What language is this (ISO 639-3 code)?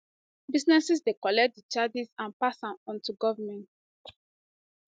pcm